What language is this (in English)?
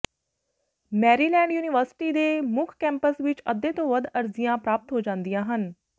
Punjabi